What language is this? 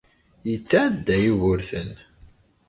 Kabyle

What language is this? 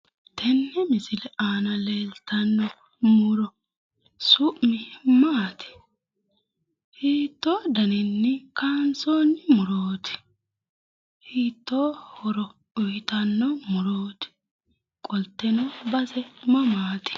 Sidamo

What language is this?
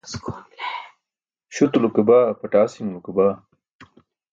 Burushaski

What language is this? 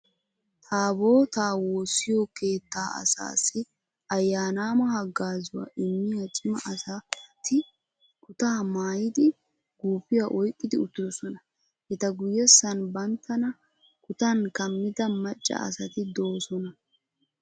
Wolaytta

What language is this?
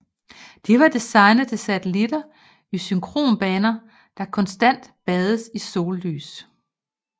Danish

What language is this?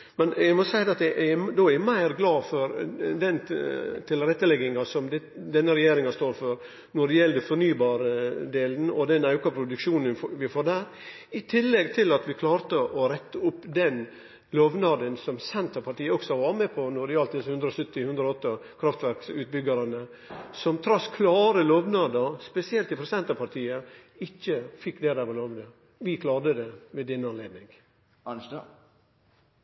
Norwegian Nynorsk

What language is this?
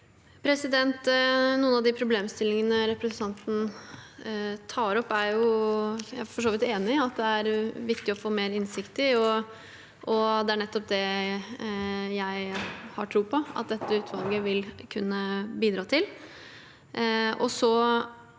Norwegian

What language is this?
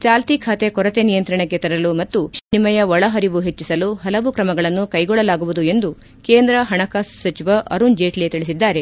Kannada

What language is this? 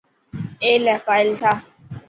Dhatki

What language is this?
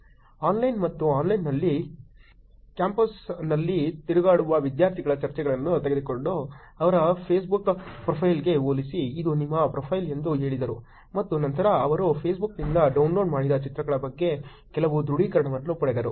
Kannada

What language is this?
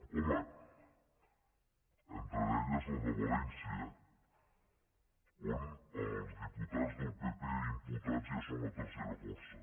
Catalan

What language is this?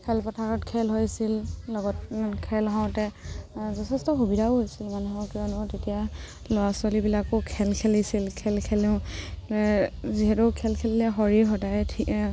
Assamese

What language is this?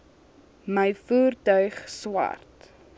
Afrikaans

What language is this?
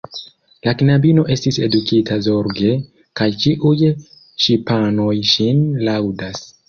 Esperanto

